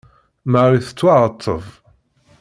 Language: Kabyle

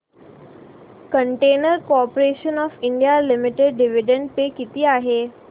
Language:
Marathi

